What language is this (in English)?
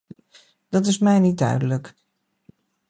Dutch